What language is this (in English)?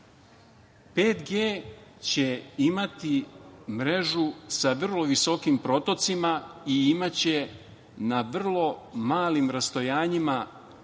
Serbian